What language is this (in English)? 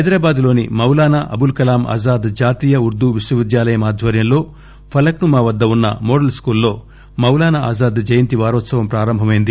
Telugu